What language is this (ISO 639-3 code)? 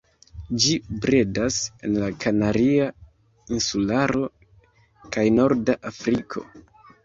epo